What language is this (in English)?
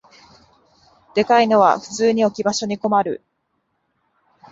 Japanese